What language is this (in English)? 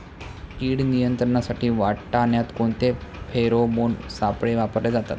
Marathi